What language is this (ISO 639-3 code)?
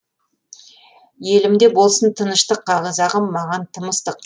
kaz